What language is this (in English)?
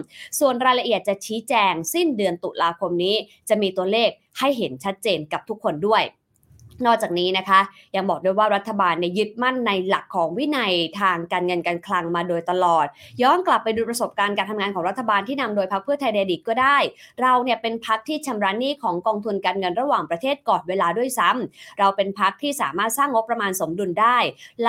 Thai